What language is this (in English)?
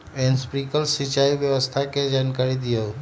Magahi